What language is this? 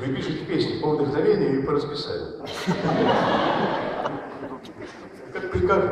Russian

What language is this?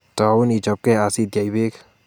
Kalenjin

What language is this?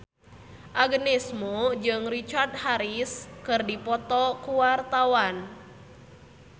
Sundanese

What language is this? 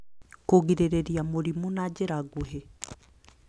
Kikuyu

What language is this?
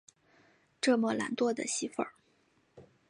Chinese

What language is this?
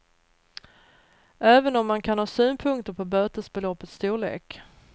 Swedish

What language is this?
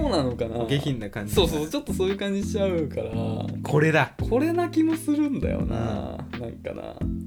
Japanese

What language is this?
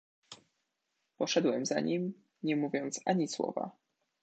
Polish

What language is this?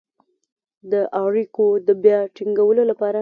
Pashto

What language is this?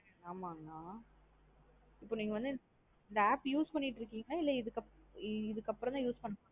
Tamil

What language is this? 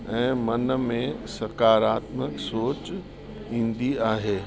Sindhi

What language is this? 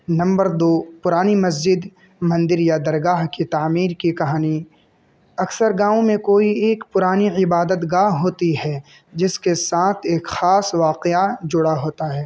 Urdu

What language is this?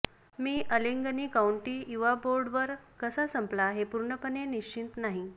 Marathi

